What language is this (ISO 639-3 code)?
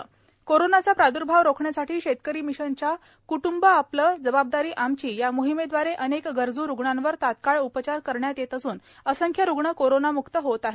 mar